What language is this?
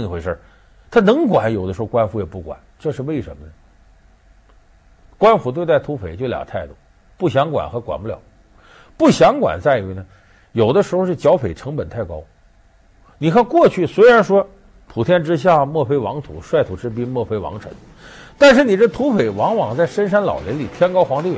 Chinese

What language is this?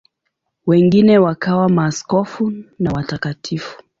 Swahili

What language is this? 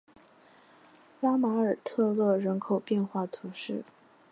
Chinese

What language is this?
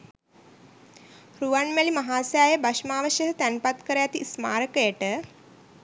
Sinhala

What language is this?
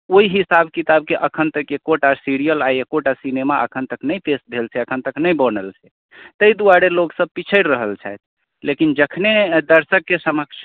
Maithili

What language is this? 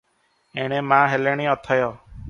Odia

